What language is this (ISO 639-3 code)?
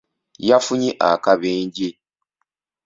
lug